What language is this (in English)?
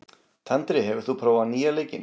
Icelandic